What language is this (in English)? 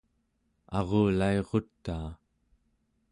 Central Yupik